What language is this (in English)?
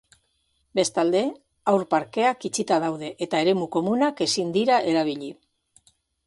Basque